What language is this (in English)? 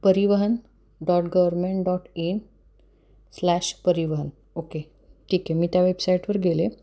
Marathi